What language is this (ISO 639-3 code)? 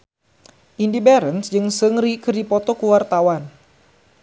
sun